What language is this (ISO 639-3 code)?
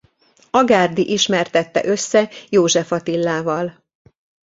hun